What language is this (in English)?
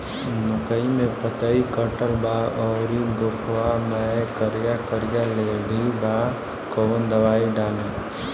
Bhojpuri